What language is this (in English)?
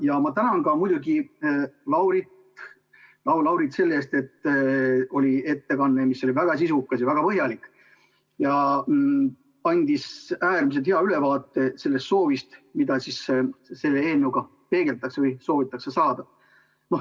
Estonian